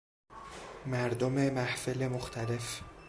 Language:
Persian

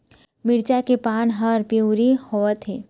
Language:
Chhattisgarhi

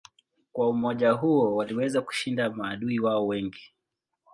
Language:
Swahili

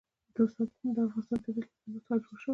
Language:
Pashto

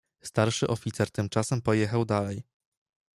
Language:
Polish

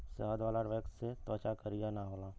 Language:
Bhojpuri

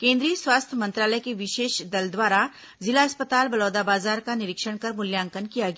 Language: Hindi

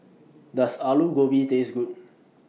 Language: English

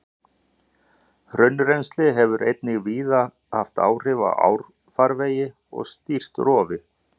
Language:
Icelandic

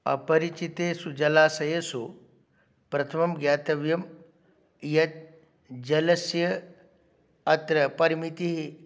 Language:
Sanskrit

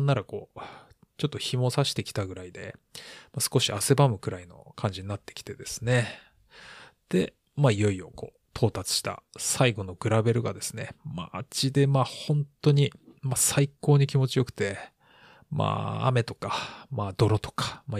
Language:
Japanese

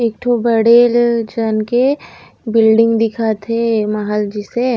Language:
Chhattisgarhi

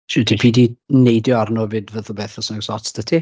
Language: Welsh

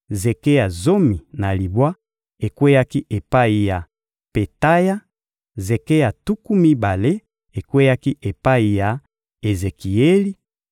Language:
Lingala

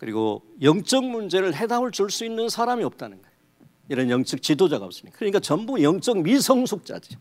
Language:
Korean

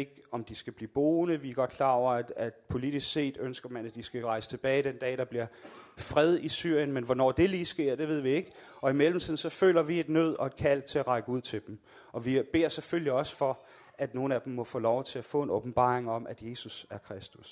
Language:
Danish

